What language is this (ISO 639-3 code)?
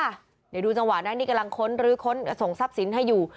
tha